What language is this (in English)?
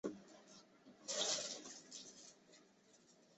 Chinese